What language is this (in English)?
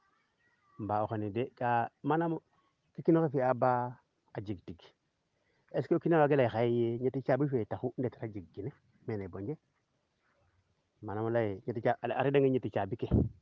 Serer